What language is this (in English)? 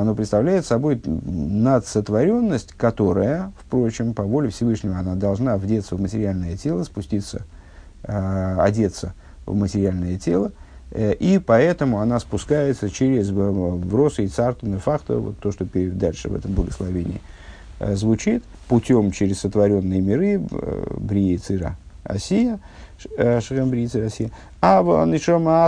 Russian